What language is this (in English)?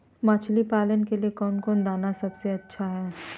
Magahi